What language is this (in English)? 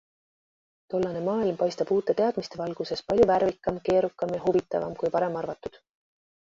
Estonian